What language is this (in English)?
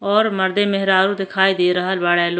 Bhojpuri